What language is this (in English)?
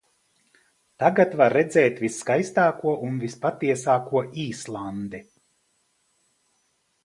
Latvian